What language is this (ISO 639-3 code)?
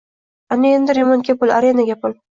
uzb